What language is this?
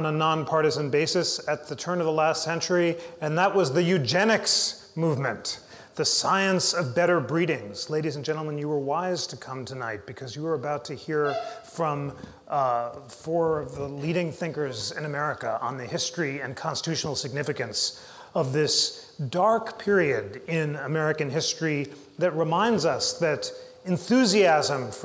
Persian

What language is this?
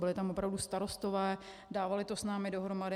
Czech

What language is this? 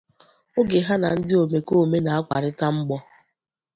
Igbo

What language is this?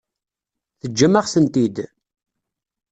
Kabyle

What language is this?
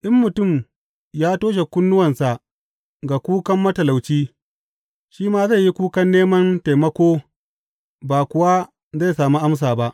Hausa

